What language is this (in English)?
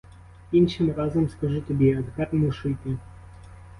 Ukrainian